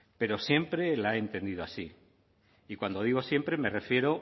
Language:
Spanish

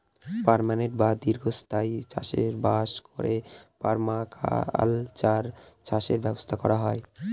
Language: Bangla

